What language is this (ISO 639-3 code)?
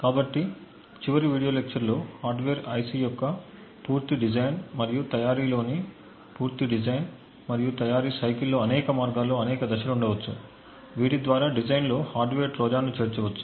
tel